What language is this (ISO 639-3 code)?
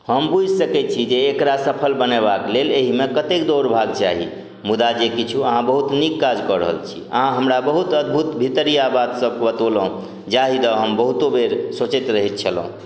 mai